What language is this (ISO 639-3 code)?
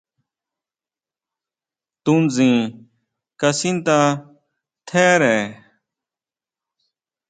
mau